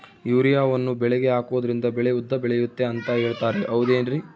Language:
Kannada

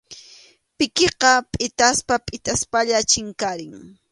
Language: Arequipa-La Unión Quechua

